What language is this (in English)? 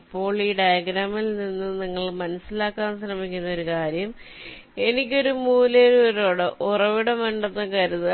Malayalam